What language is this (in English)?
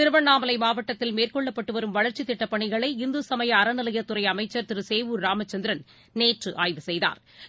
Tamil